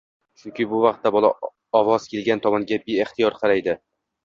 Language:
Uzbek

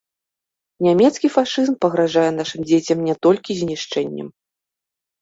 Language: Belarusian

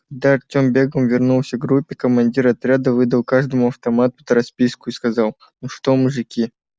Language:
Russian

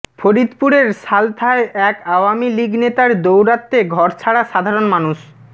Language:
Bangla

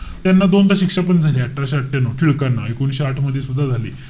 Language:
Marathi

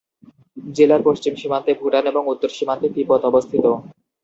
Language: Bangla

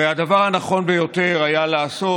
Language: Hebrew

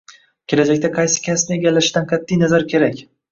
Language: Uzbek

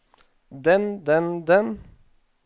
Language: Norwegian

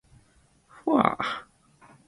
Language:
Japanese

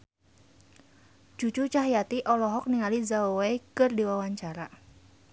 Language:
Sundanese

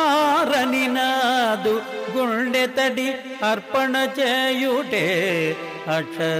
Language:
Telugu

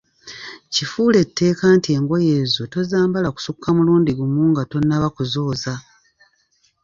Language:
Ganda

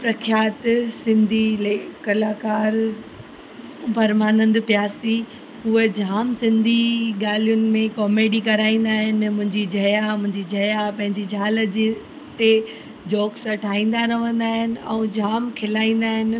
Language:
Sindhi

